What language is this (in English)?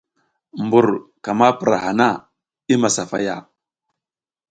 South Giziga